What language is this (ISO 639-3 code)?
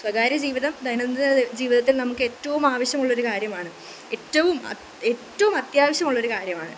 mal